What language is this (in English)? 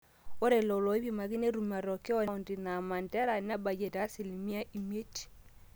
Masai